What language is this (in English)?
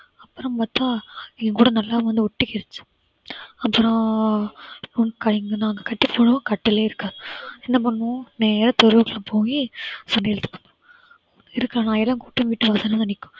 Tamil